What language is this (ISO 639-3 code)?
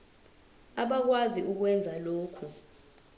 zul